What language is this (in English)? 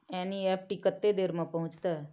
Maithili